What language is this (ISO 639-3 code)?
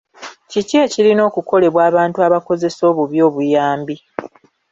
lug